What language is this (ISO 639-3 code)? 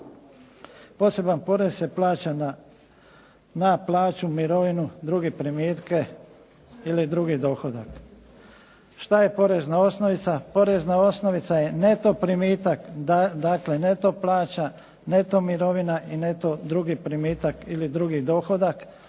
hrv